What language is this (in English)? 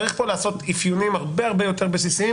Hebrew